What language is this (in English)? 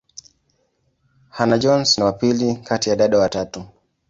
Swahili